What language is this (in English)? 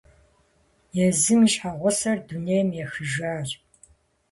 Kabardian